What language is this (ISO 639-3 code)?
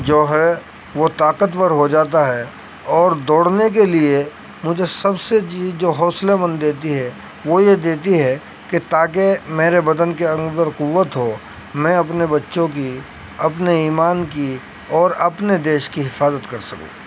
urd